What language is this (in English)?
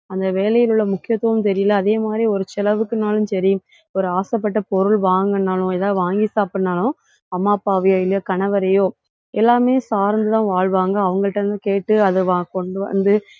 Tamil